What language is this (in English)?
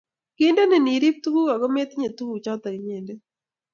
Kalenjin